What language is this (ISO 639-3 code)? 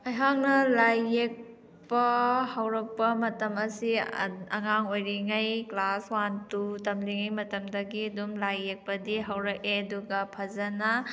mni